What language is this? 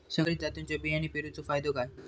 Marathi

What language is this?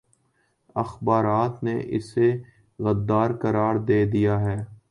Urdu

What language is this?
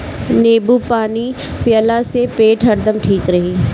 Bhojpuri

